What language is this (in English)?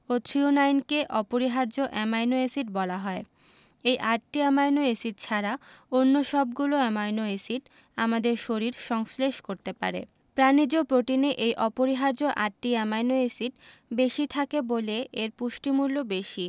Bangla